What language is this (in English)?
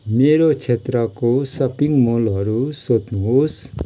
Nepali